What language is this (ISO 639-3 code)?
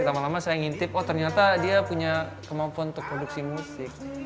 ind